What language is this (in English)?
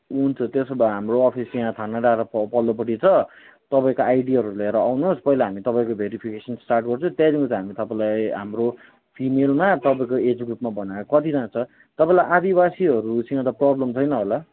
Nepali